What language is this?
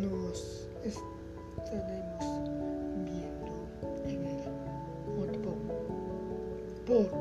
Spanish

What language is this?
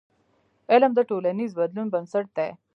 Pashto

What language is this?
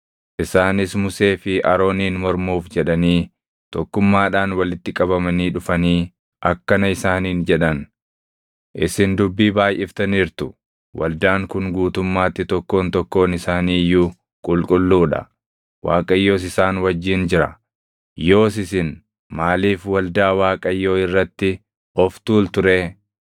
Oromo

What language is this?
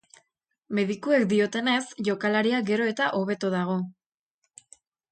Basque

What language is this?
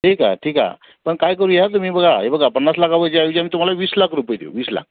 Marathi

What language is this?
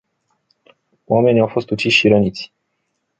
Romanian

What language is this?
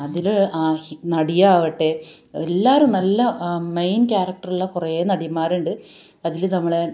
Malayalam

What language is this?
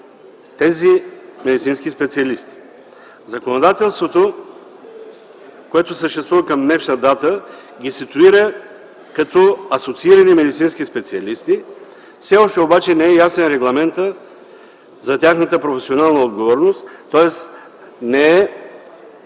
Bulgarian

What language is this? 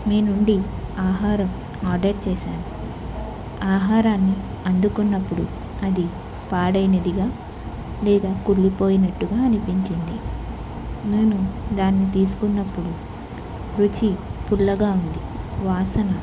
Telugu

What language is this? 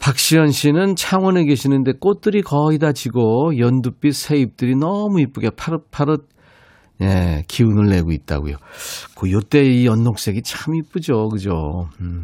Korean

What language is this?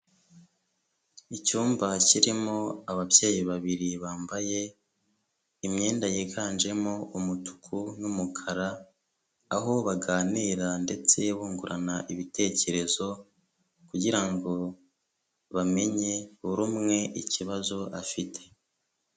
Kinyarwanda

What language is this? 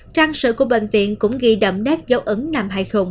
Vietnamese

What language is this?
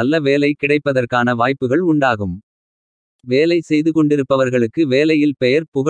Arabic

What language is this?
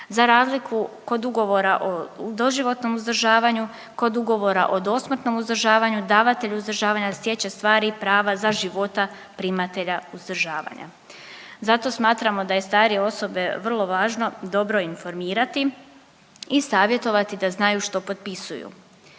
Croatian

